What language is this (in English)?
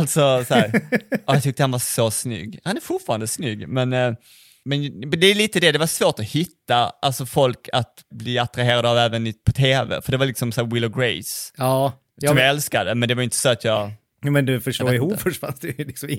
Swedish